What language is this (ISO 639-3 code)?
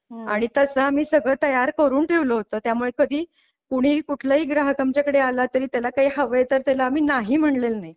mar